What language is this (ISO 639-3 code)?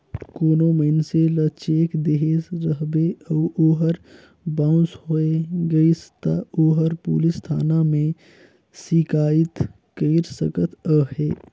hne